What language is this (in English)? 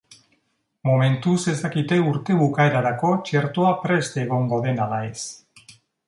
Basque